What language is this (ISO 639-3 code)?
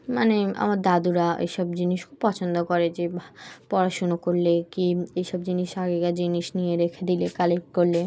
ben